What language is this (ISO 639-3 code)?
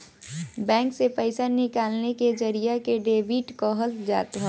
bho